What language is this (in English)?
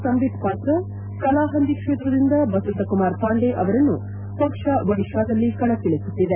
Kannada